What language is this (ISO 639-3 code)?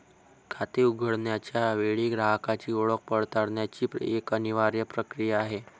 mar